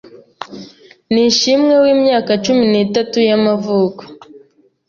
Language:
Kinyarwanda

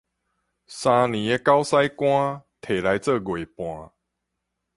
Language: Min Nan Chinese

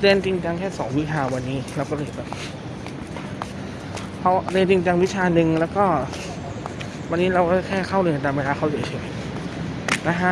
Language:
Thai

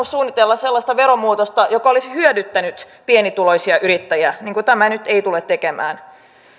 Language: Finnish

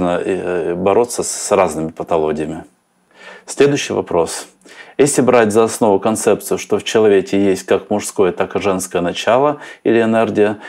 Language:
Russian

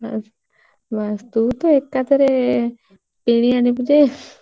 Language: Odia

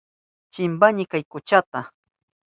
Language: Southern Pastaza Quechua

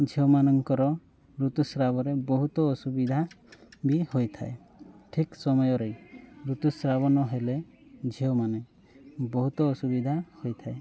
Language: Odia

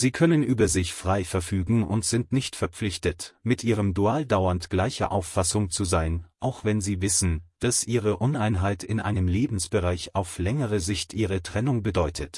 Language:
German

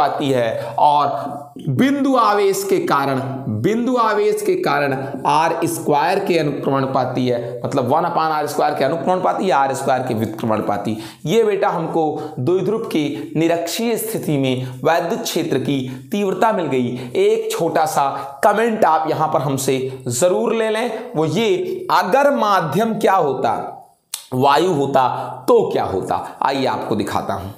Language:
Hindi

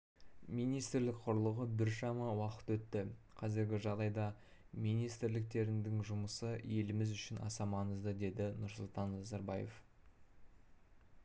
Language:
Kazakh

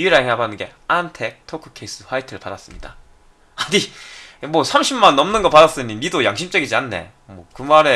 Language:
Korean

